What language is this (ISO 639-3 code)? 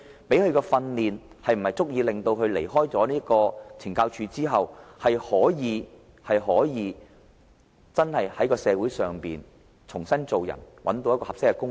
yue